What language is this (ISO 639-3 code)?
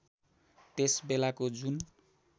nep